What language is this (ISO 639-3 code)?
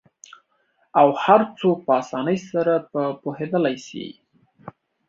pus